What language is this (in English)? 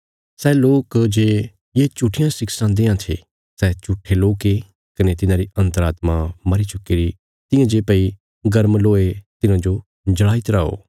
Bilaspuri